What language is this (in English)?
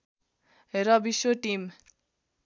Nepali